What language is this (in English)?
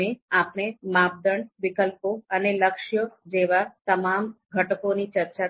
Gujarati